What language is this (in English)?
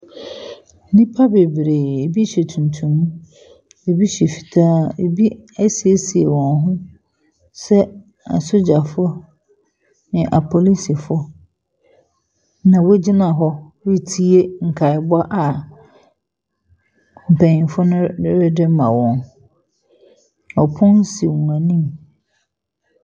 Akan